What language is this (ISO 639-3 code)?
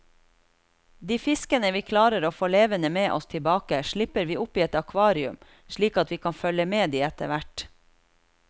nor